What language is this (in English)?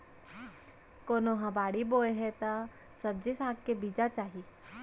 Chhattisgarhi